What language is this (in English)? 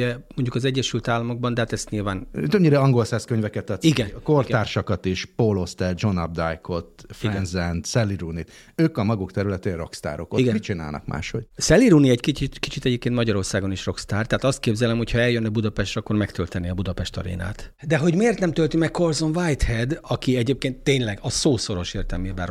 Hungarian